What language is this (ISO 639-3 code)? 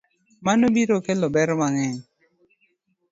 luo